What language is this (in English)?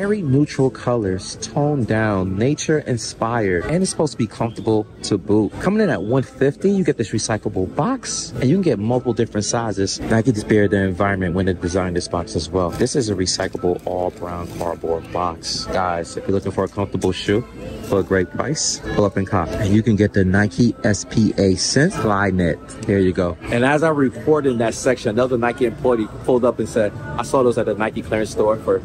English